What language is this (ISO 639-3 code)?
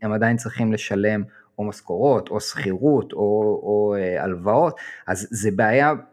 heb